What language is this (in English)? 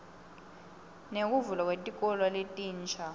Swati